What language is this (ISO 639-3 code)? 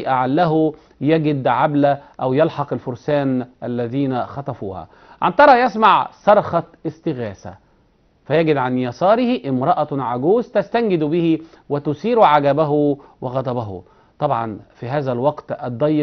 ara